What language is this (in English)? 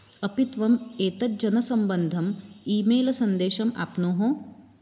Sanskrit